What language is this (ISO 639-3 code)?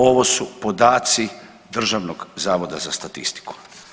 hrv